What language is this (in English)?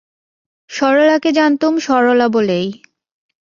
Bangla